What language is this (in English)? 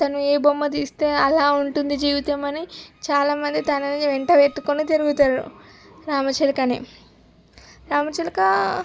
Telugu